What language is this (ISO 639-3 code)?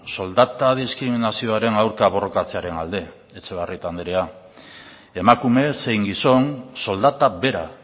eus